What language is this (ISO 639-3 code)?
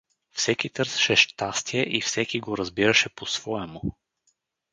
bul